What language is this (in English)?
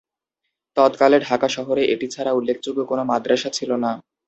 Bangla